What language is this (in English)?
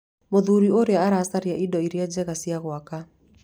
Kikuyu